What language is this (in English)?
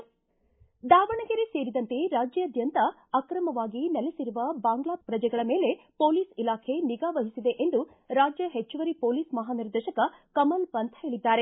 Kannada